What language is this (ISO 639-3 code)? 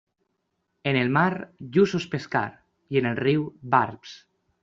cat